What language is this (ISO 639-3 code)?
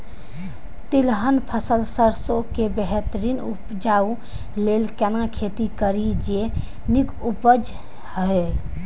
mai